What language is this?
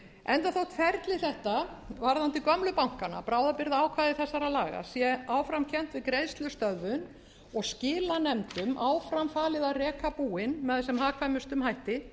Icelandic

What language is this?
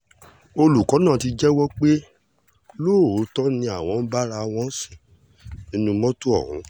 Yoruba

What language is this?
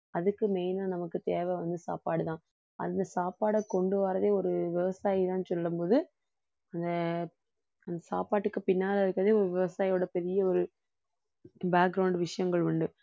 Tamil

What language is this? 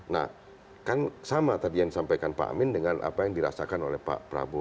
Indonesian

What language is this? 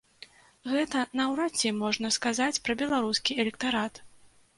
Belarusian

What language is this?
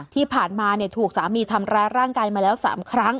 Thai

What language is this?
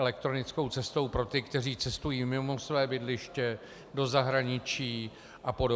Czech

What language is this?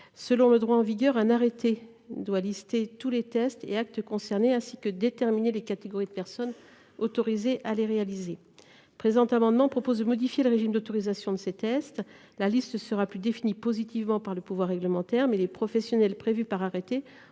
French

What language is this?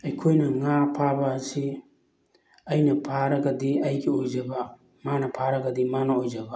Manipuri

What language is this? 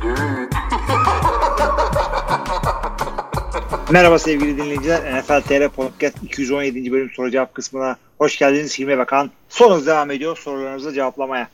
Turkish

